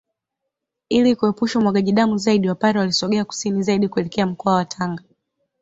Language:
Swahili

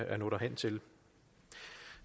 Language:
Danish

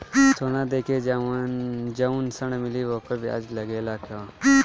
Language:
Bhojpuri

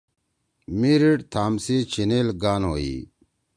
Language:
Torwali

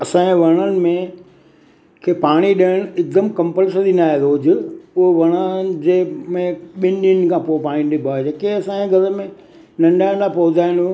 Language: Sindhi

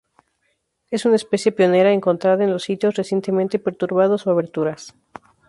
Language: Spanish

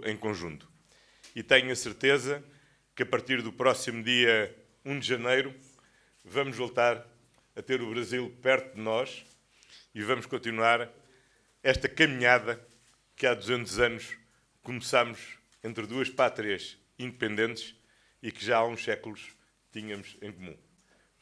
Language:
Portuguese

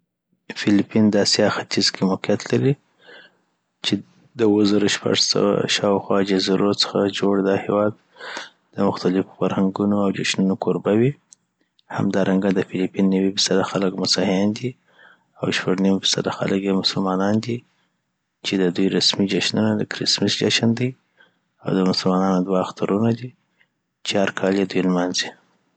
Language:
Southern Pashto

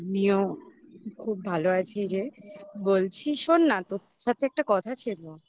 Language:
Bangla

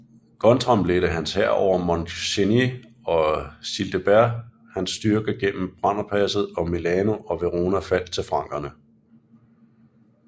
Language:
Danish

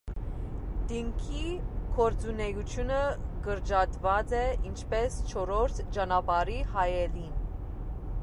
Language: Armenian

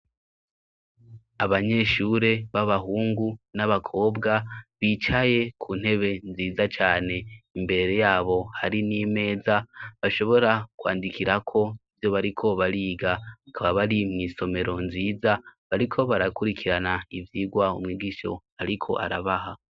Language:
Rundi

